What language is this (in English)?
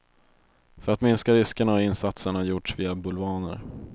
Swedish